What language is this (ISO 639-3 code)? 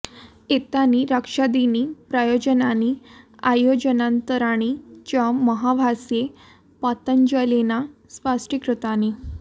san